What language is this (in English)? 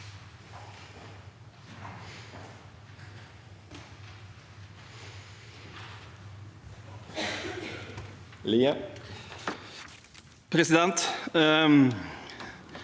Norwegian